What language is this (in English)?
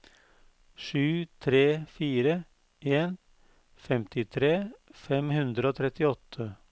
Norwegian